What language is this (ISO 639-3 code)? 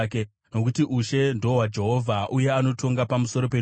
sna